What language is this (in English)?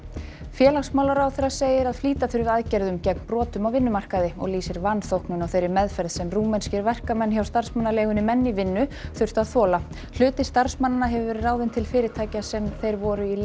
Icelandic